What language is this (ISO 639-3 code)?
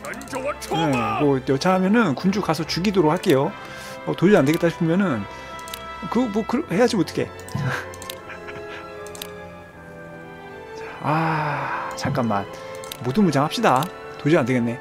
kor